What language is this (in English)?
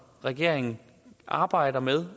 Danish